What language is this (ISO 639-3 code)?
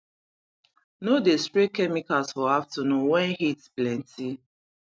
pcm